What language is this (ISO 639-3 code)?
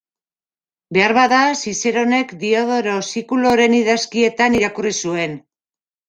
eus